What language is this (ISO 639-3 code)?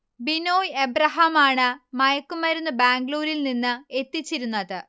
mal